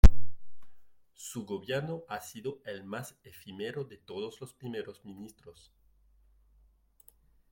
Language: Spanish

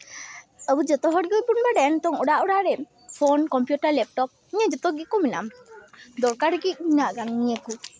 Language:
Santali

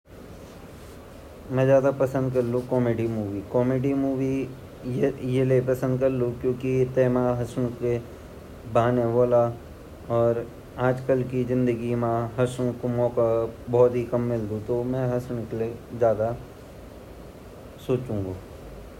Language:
Garhwali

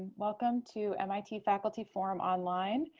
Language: English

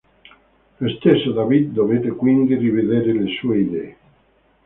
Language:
Italian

